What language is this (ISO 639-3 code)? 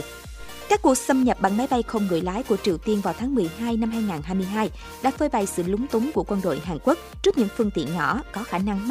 vie